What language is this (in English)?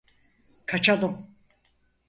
Turkish